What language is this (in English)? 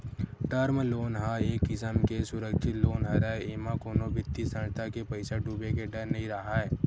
Chhattisgarhi